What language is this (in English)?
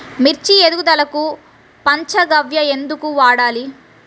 Telugu